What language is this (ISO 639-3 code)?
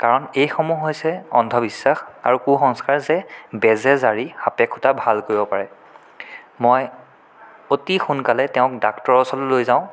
asm